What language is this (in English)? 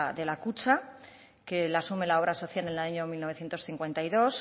Spanish